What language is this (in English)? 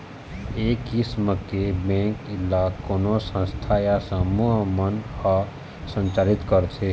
Chhattisgarhi